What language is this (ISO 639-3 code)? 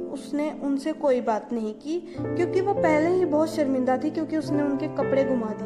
hin